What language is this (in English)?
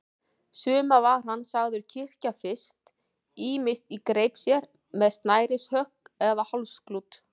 Icelandic